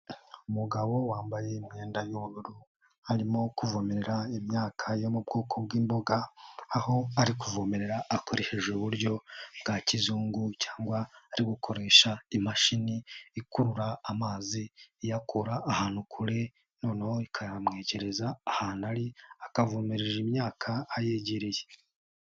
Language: Kinyarwanda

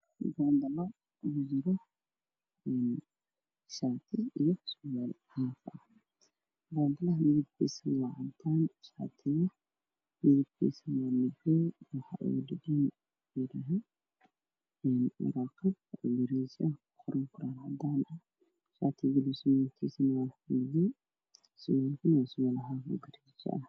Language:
Somali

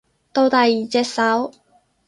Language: Cantonese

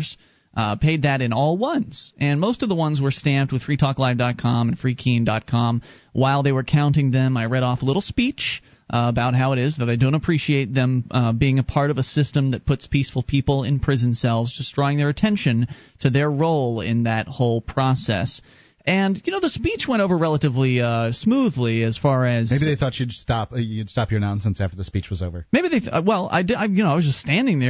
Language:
English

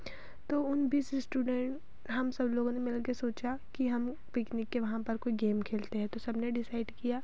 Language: Hindi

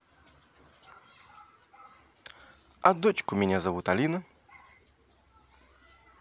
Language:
Russian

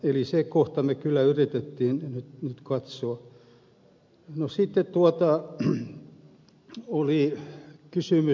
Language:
Finnish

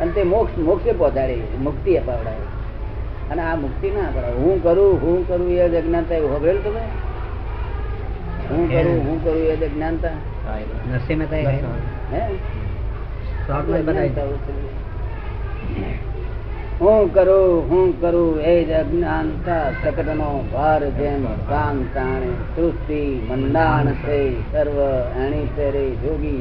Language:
Gujarati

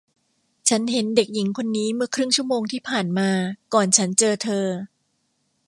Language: Thai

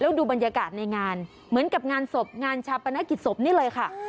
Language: Thai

